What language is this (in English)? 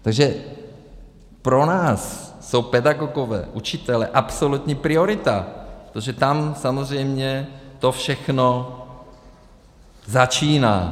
Czech